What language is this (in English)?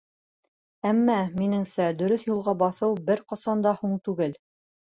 Bashkir